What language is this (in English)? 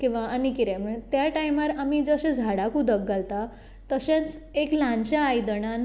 Konkani